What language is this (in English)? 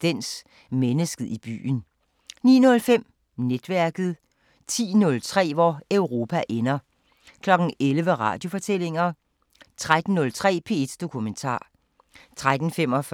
Danish